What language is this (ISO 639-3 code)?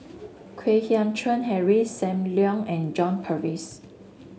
eng